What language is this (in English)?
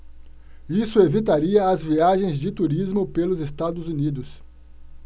Portuguese